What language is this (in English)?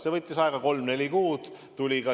Estonian